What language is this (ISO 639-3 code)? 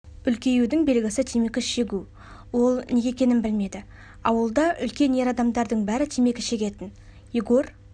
kaz